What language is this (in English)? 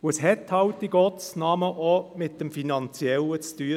Swiss German